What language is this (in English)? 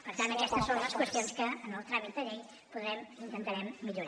Catalan